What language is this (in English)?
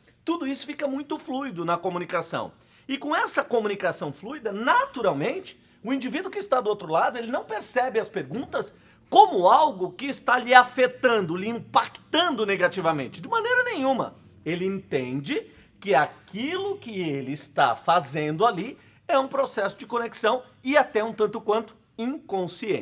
Portuguese